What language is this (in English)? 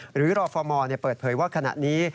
Thai